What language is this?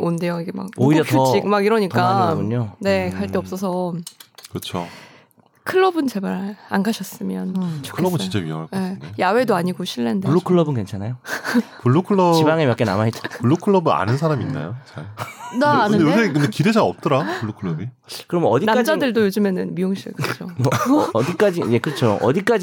Korean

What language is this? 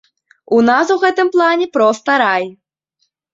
Belarusian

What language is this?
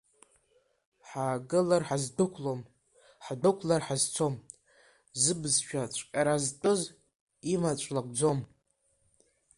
Abkhazian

